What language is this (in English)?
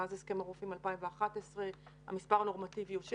Hebrew